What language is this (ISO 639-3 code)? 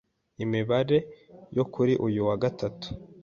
kin